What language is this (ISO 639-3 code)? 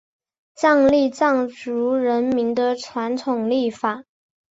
zho